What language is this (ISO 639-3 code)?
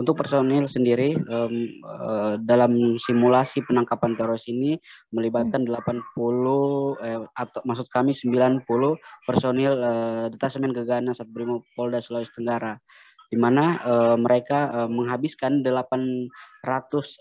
ind